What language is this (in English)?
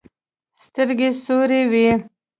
Pashto